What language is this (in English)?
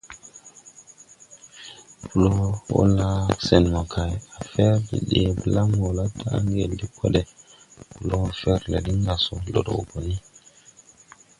Tupuri